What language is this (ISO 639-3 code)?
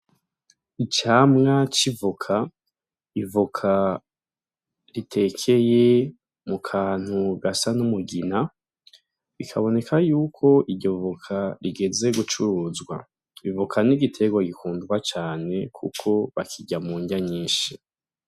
run